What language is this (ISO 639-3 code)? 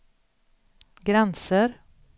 swe